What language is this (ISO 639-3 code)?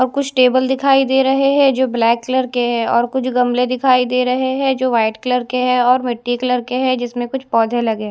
hin